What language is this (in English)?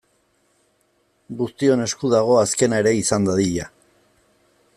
Basque